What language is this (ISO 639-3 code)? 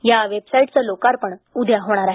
mar